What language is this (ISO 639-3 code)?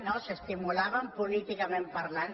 cat